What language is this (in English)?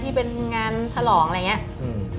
Thai